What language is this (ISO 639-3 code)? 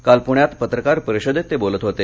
mar